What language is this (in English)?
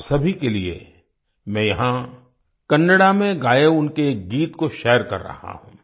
Hindi